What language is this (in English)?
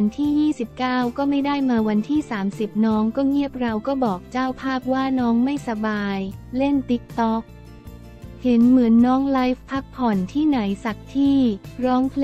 Thai